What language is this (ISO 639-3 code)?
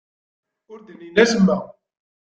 kab